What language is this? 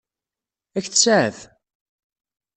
Kabyle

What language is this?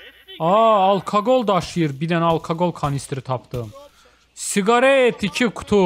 Turkish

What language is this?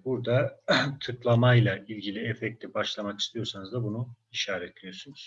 Turkish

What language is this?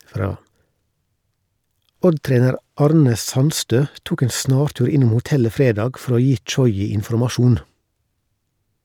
Norwegian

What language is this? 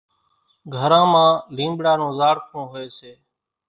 Kachi Koli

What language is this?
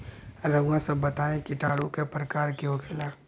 Bhojpuri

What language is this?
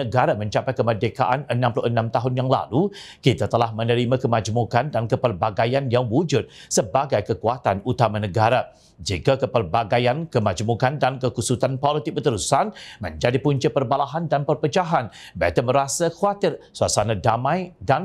Malay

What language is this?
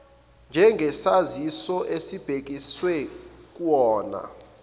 Zulu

